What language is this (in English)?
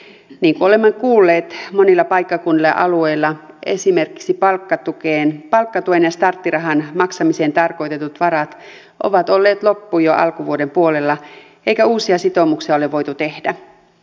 Finnish